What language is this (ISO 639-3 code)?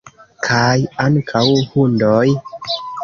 epo